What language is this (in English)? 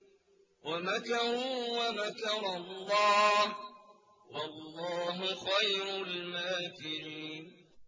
Arabic